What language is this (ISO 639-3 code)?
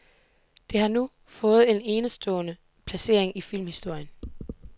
dan